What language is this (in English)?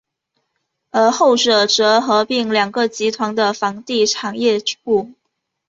Chinese